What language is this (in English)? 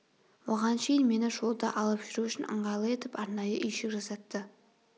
Kazakh